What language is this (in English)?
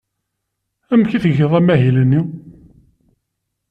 Kabyle